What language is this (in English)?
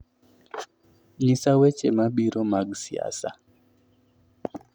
Luo (Kenya and Tanzania)